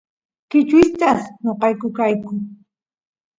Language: Santiago del Estero Quichua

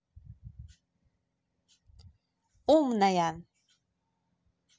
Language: Russian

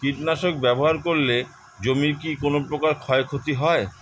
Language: Bangla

